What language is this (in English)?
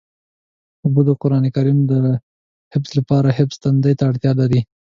Pashto